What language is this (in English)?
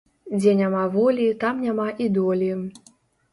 Belarusian